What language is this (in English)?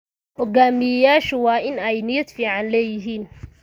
Somali